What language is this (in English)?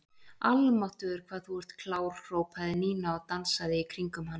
Icelandic